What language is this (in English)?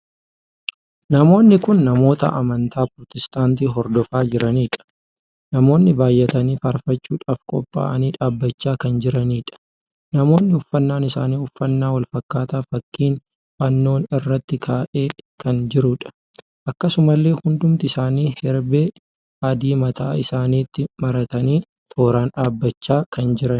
Oromo